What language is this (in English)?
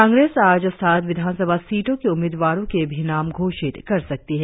Hindi